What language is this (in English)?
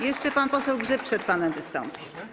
Polish